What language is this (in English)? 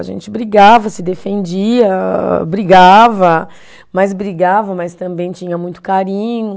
Portuguese